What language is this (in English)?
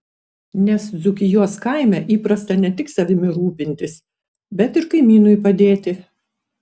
Lithuanian